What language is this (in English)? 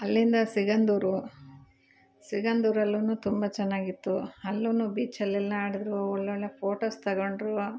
Kannada